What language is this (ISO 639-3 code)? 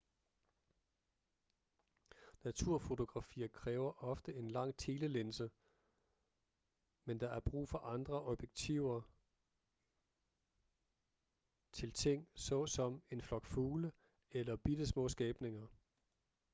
dan